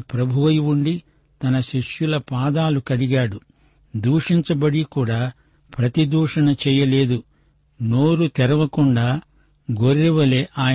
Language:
Telugu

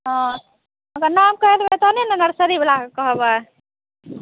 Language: Maithili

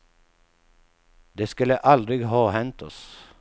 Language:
Swedish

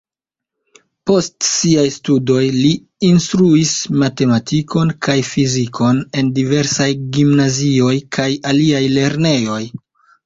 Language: Esperanto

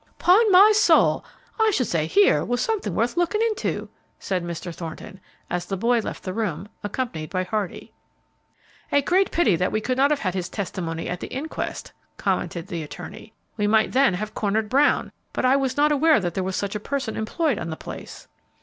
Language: English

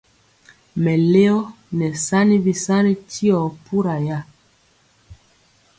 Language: Mpiemo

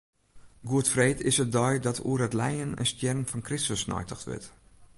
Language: Western Frisian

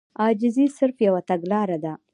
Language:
Pashto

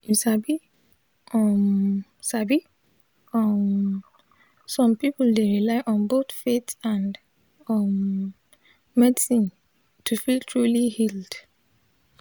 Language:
Nigerian Pidgin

